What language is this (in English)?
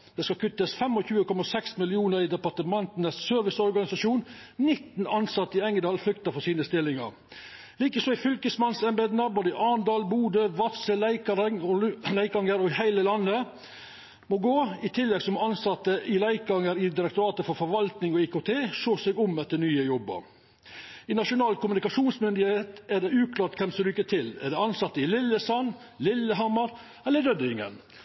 Norwegian Nynorsk